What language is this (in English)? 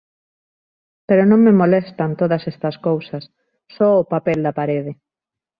Galician